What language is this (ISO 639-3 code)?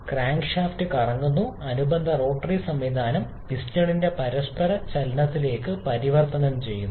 mal